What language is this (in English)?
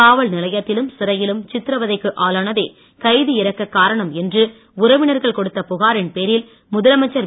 Tamil